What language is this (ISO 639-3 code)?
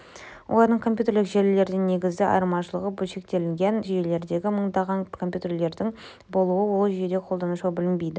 kaz